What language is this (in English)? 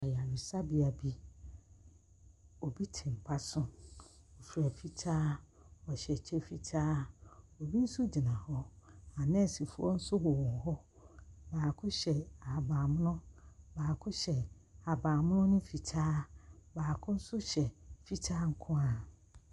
Akan